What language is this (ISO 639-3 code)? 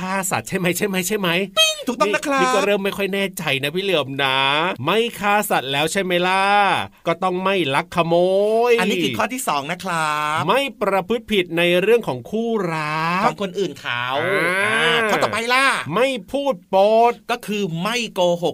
tha